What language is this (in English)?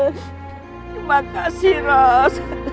Indonesian